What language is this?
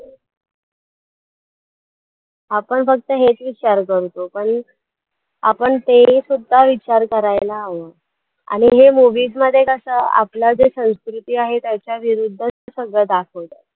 Marathi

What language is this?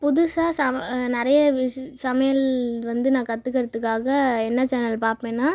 Tamil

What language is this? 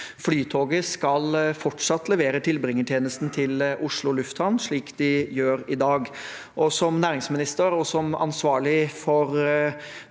Norwegian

